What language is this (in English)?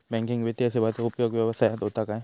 Marathi